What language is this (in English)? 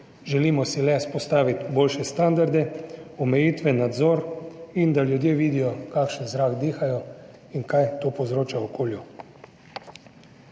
Slovenian